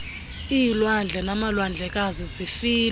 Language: Xhosa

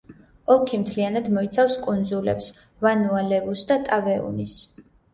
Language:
Georgian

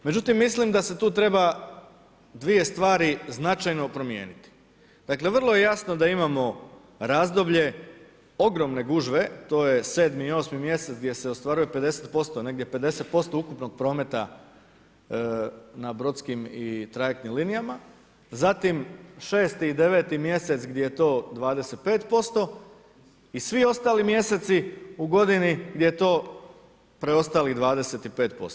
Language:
Croatian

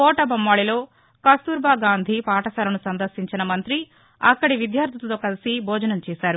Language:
Telugu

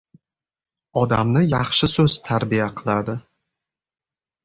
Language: Uzbek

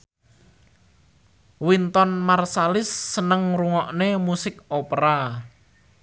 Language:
Javanese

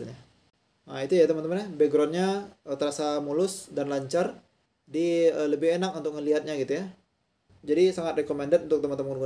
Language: Indonesian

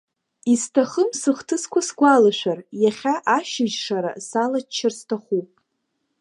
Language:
Abkhazian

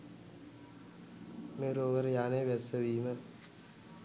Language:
Sinhala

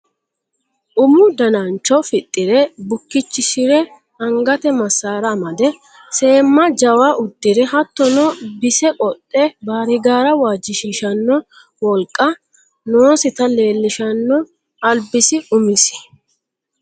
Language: Sidamo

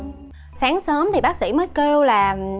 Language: Vietnamese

